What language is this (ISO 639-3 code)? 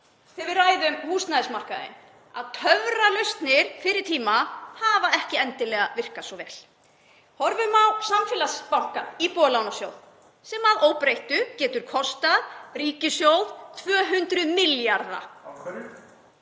isl